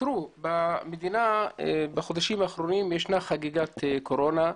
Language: Hebrew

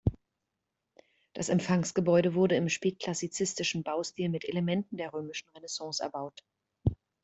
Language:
German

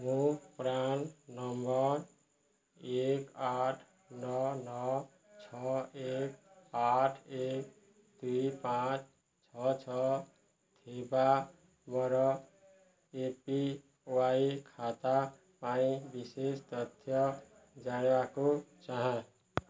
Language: Odia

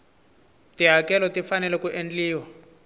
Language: Tsonga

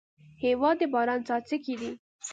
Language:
Pashto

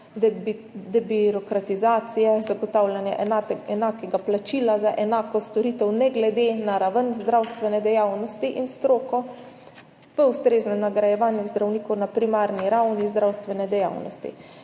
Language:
Slovenian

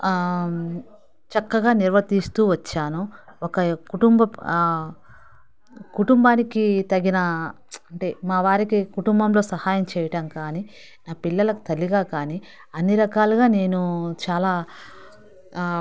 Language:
Telugu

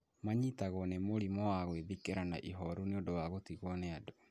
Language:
Kikuyu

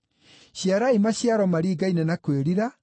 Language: Kikuyu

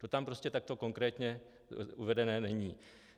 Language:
Czech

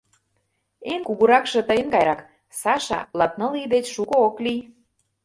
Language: Mari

